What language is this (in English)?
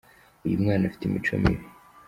Kinyarwanda